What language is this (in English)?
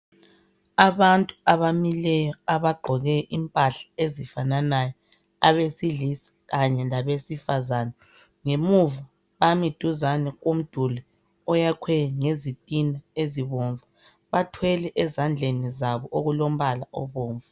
North Ndebele